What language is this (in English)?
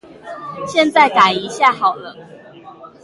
Chinese